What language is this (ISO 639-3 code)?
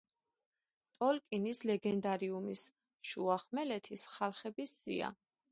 kat